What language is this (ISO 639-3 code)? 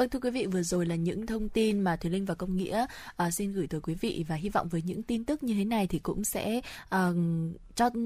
vie